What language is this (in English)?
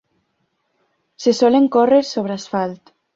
Catalan